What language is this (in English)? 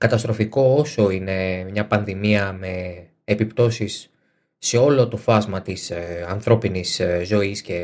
Greek